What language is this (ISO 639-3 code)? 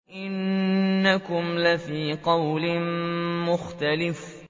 ara